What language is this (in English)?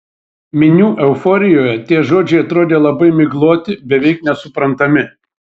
Lithuanian